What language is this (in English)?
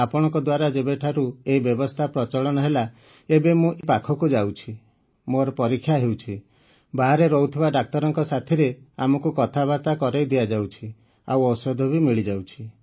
Odia